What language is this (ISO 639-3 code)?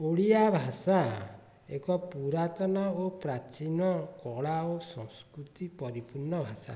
ori